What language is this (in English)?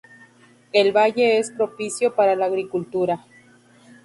Spanish